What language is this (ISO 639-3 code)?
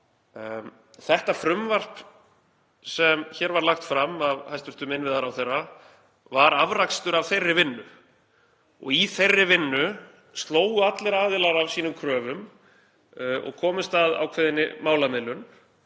isl